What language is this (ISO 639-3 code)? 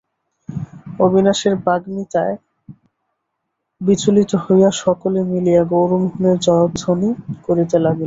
ben